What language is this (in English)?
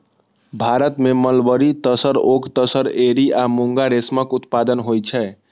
Maithili